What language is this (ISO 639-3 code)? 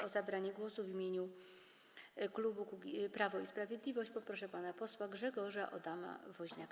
pol